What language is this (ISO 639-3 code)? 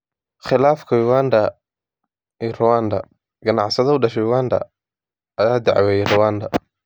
som